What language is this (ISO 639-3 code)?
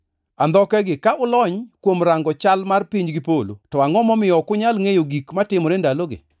luo